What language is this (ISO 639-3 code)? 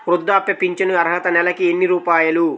tel